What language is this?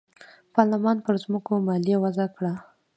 Pashto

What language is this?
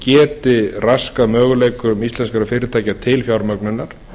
Icelandic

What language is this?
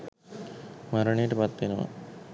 Sinhala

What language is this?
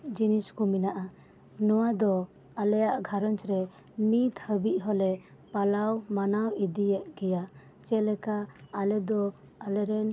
Santali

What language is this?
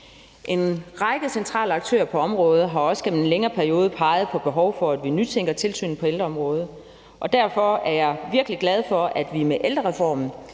Danish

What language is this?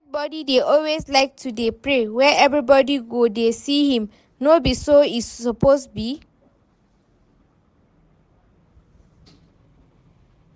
Nigerian Pidgin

